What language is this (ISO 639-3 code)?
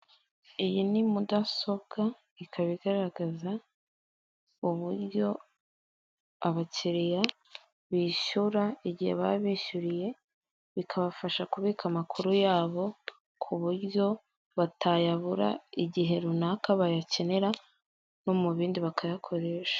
kin